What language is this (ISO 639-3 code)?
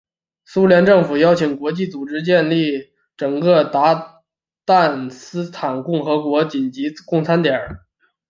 zho